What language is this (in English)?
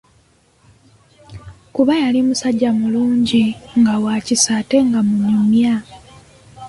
Ganda